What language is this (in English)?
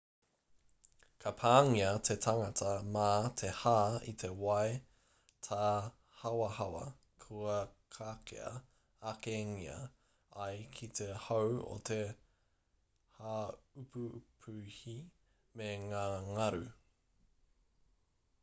Māori